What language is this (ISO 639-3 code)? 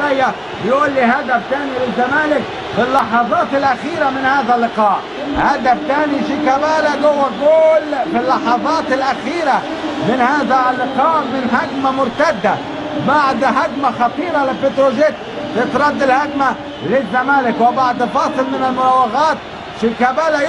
ara